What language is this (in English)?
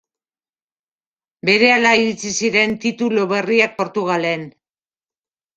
Basque